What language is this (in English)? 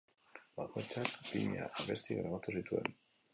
Basque